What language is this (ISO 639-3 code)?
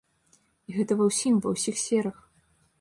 bel